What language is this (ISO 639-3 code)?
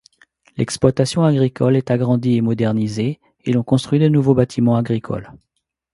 fra